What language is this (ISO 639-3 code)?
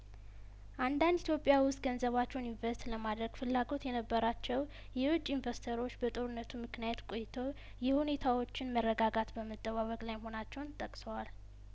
amh